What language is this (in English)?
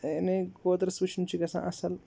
Kashmiri